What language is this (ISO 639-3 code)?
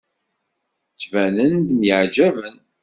kab